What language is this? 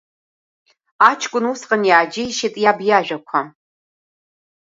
Abkhazian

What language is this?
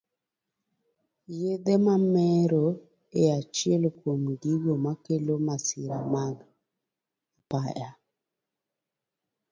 Luo (Kenya and Tanzania)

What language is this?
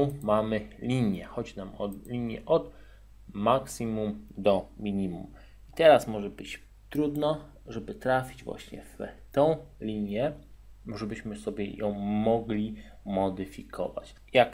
Polish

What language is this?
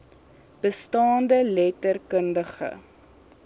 Afrikaans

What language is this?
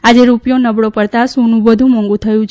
Gujarati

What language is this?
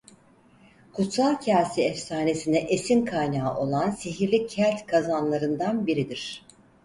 Turkish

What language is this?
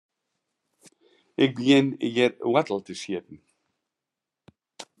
Western Frisian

